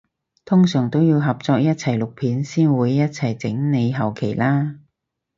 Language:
Cantonese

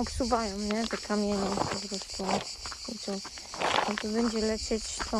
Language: Polish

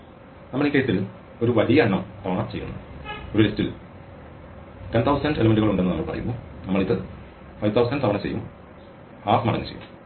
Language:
Malayalam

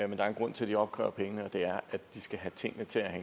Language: Danish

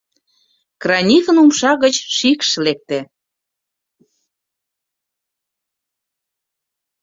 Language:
Mari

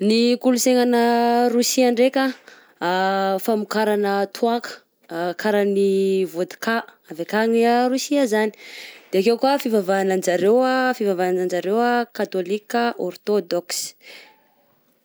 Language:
Southern Betsimisaraka Malagasy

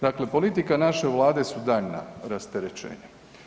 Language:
Croatian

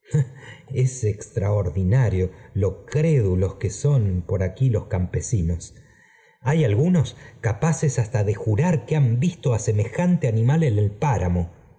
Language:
Spanish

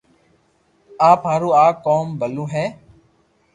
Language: Loarki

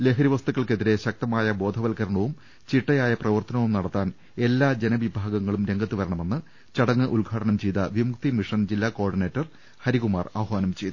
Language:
Malayalam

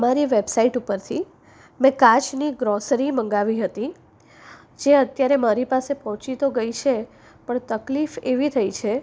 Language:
Gujarati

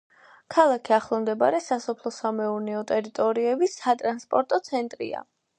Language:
Georgian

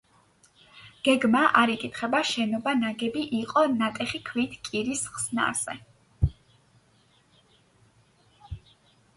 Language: Georgian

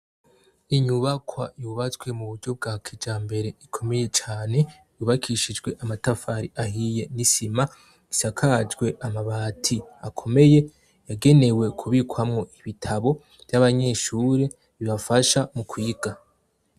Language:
Rundi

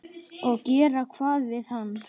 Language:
Icelandic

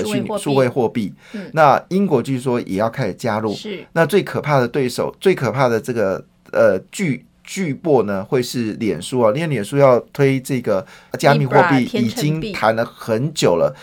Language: Chinese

